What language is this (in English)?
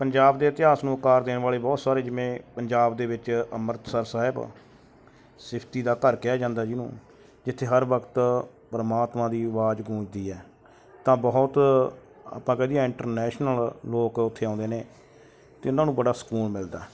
Punjabi